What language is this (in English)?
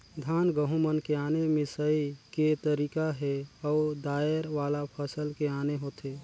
Chhattisgarhi